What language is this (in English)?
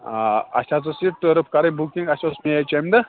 Kashmiri